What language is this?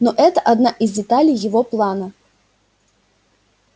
Russian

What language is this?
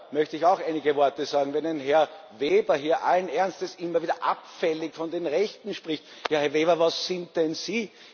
German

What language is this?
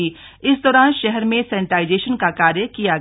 Hindi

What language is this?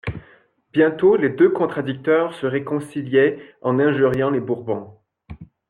French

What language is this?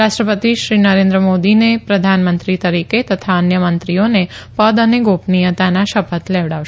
Gujarati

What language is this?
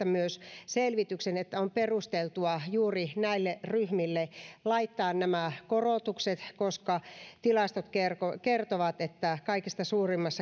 Finnish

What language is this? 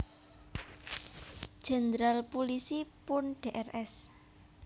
Javanese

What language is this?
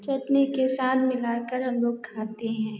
Hindi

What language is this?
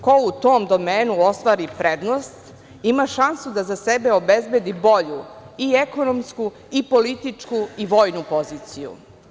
Serbian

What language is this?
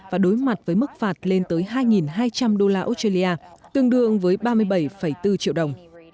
Vietnamese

